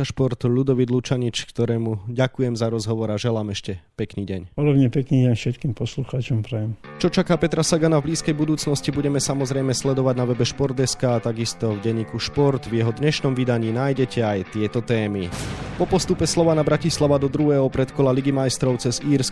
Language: Slovak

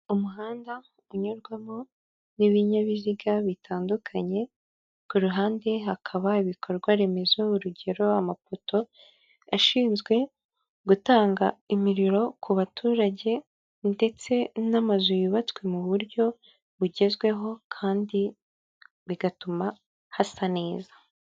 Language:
Kinyarwanda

